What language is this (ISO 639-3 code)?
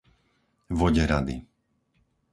slk